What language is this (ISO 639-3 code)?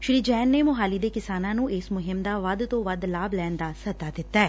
pan